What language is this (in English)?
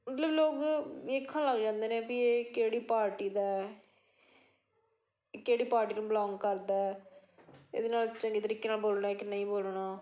Punjabi